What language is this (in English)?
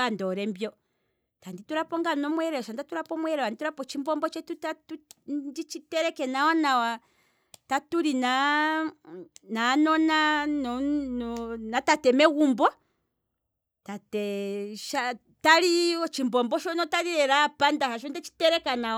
Kwambi